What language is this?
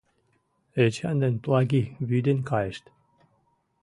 Mari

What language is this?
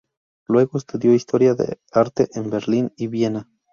Spanish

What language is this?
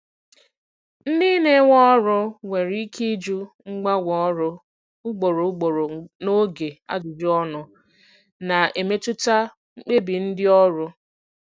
Igbo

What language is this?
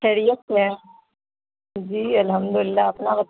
Urdu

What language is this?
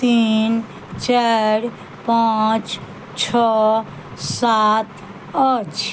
Maithili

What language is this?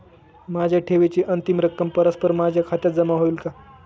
Marathi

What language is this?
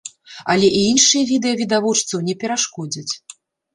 Belarusian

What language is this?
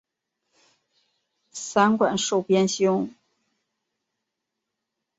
Chinese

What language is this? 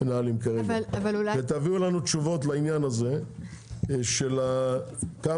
Hebrew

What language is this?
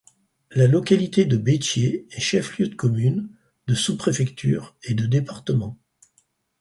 French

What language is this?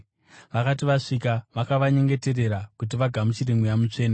Shona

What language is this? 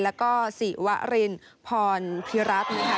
Thai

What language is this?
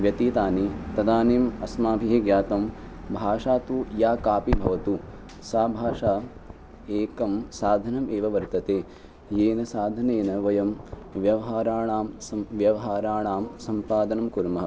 Sanskrit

